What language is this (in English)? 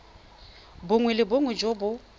Tswana